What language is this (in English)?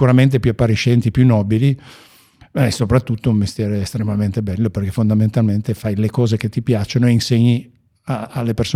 Italian